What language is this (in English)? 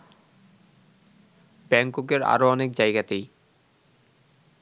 Bangla